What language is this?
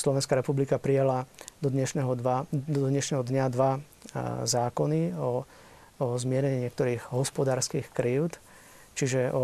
Slovak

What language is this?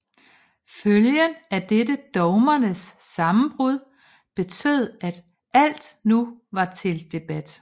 Danish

